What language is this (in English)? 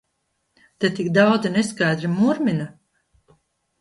Latvian